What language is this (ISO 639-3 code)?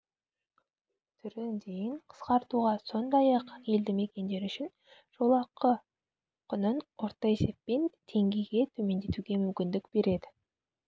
kaz